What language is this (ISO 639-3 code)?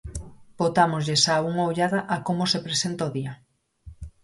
glg